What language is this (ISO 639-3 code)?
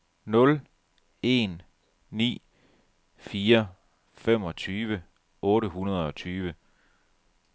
dan